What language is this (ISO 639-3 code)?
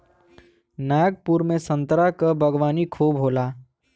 bho